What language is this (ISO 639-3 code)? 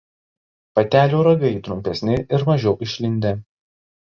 lit